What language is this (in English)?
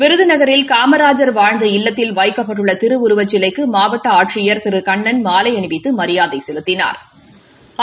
Tamil